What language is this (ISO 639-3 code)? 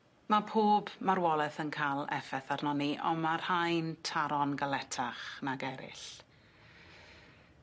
cym